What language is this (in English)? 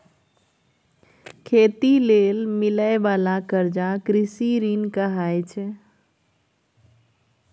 Maithili